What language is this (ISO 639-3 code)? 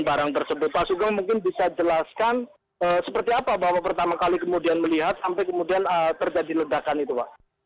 ind